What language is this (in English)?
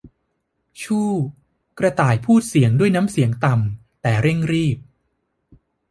Thai